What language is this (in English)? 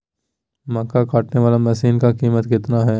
Magahi